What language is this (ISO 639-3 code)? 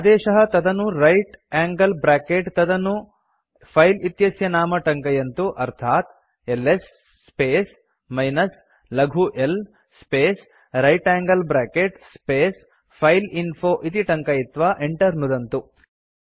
san